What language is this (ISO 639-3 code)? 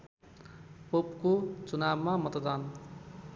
nep